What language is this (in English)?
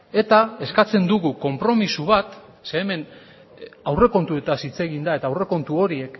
Basque